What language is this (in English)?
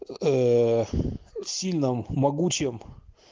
Russian